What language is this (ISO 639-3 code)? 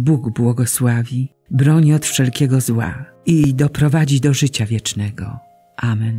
pol